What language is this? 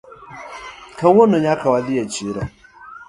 Luo (Kenya and Tanzania)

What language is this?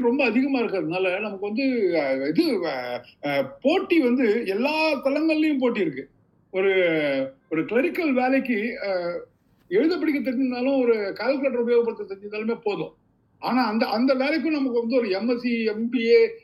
Tamil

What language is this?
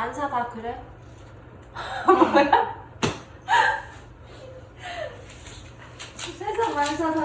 Korean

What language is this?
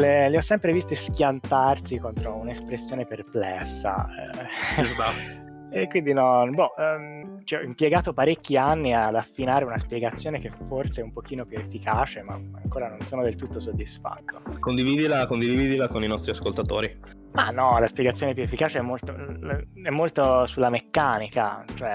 Italian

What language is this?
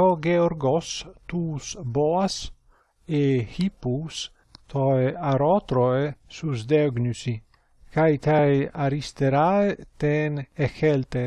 Greek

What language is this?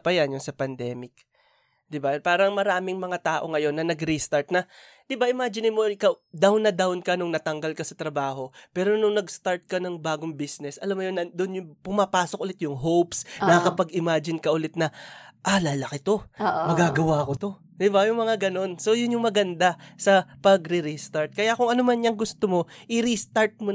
Filipino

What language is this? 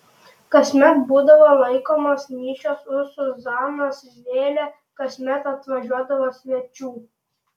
Lithuanian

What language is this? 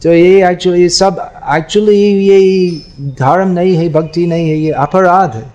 Hindi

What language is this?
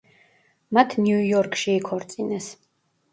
Georgian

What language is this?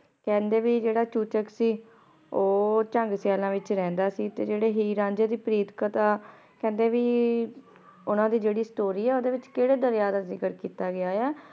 Punjabi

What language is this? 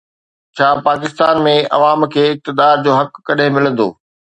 Sindhi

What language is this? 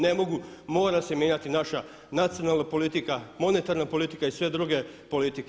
Croatian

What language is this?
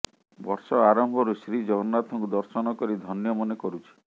Odia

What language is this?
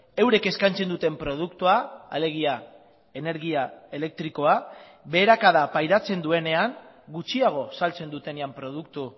Basque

